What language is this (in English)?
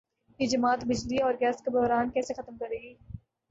Urdu